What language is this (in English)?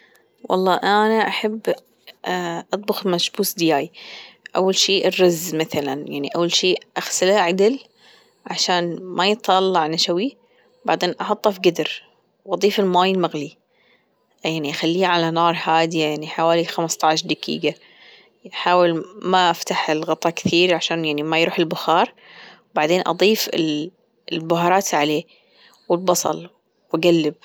Gulf Arabic